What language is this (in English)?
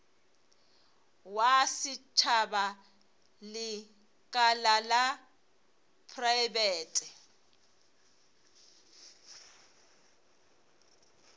Northern Sotho